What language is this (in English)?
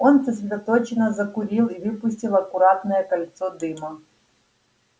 Russian